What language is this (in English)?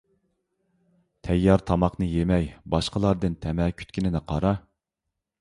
Uyghur